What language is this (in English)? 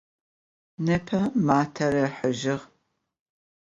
Adyghe